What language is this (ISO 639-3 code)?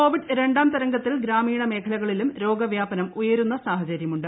mal